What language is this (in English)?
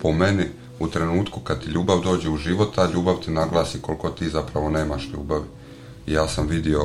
Croatian